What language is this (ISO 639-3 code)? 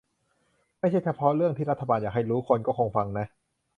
tha